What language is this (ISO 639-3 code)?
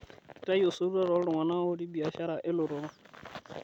mas